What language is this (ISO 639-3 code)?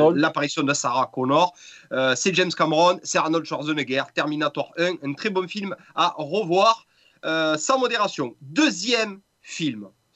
fra